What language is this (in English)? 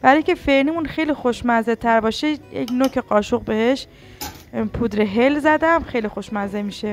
Persian